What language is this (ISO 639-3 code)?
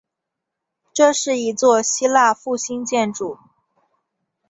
zho